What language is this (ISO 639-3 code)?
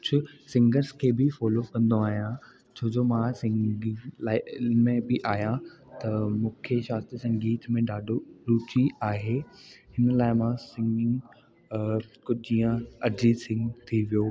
snd